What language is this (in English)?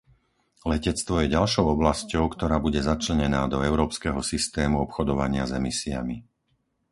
Slovak